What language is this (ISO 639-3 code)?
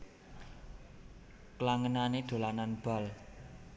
jav